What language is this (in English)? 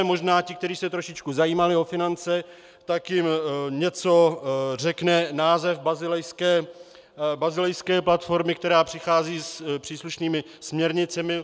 Czech